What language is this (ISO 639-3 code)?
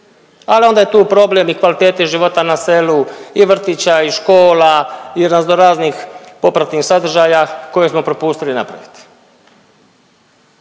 hrv